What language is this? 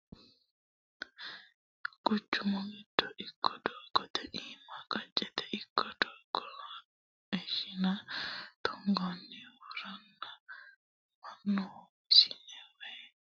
Sidamo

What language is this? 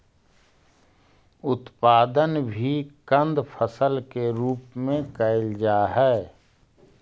Magahi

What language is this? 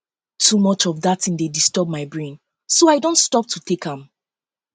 Nigerian Pidgin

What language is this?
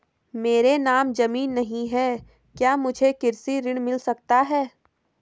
Hindi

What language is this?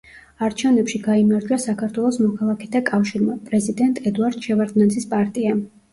Georgian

